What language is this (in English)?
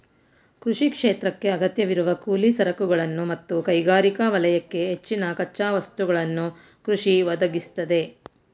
Kannada